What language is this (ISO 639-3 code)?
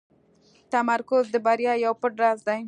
pus